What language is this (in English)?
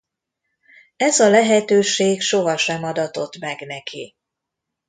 Hungarian